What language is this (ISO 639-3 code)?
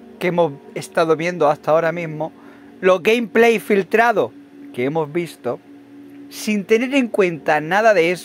spa